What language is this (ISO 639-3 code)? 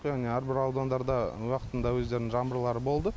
kaz